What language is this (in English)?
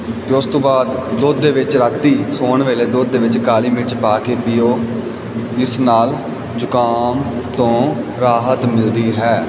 Punjabi